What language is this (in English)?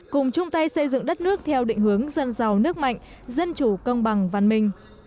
Vietnamese